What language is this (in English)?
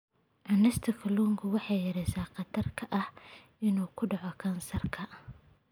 Somali